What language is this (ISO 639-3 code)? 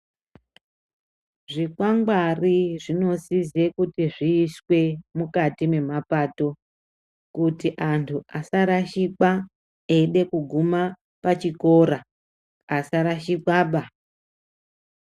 ndc